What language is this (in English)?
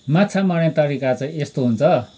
Nepali